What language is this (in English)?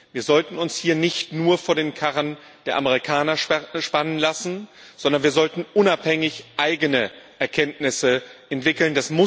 German